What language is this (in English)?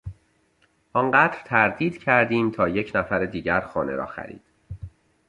Persian